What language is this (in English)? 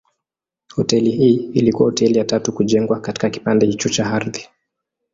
Swahili